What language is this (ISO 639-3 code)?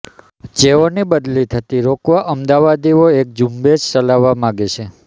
guj